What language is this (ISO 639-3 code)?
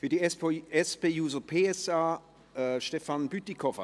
gsw